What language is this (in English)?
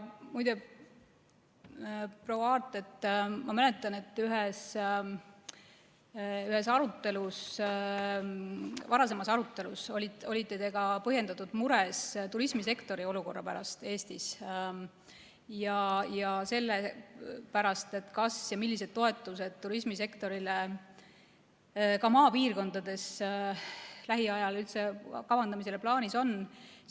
Estonian